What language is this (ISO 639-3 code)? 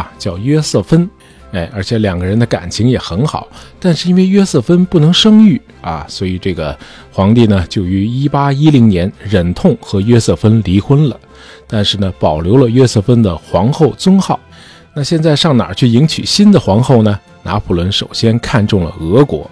zho